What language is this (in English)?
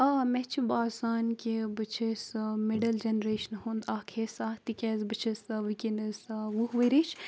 Kashmiri